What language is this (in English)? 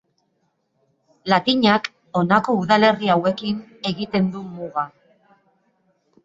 Basque